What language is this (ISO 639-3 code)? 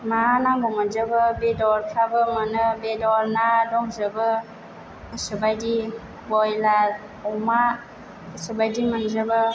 brx